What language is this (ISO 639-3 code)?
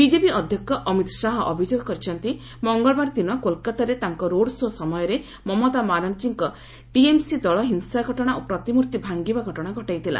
ori